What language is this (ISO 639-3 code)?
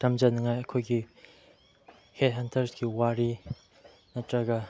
mni